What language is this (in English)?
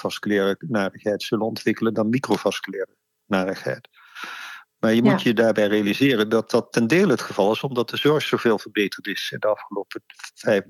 Dutch